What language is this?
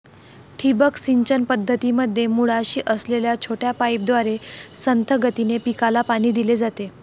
Marathi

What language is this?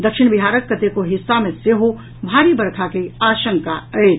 Maithili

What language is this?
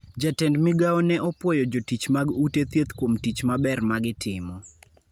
Luo (Kenya and Tanzania)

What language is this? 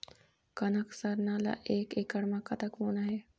Chhattisgarhi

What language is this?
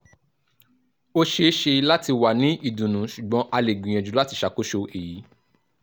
Yoruba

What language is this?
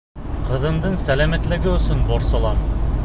Bashkir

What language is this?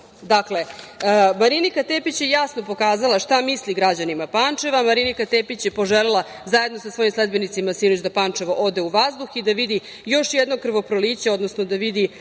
Serbian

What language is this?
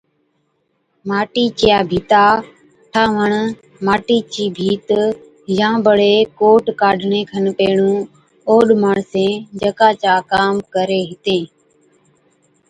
Od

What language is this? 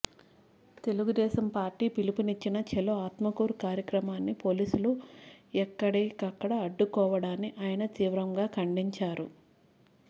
Telugu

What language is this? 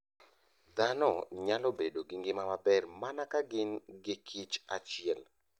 Luo (Kenya and Tanzania)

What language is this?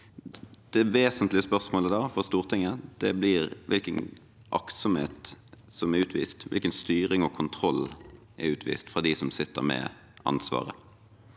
Norwegian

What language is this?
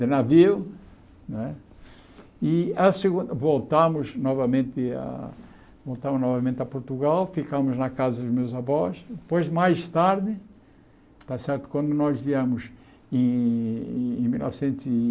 Portuguese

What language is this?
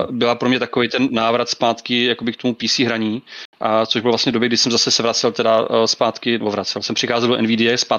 Czech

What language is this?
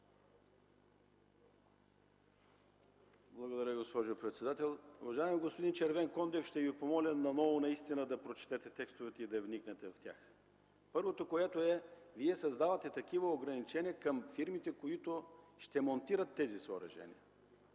Bulgarian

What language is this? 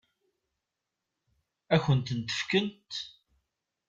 Kabyle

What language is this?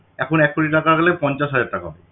Bangla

